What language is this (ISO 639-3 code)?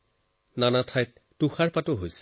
asm